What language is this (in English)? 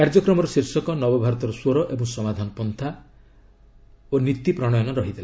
Odia